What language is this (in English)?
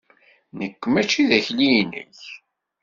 Kabyle